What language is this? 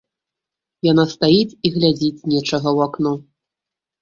Belarusian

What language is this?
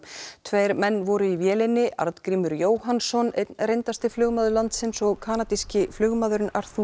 Icelandic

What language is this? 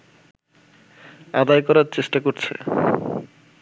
Bangla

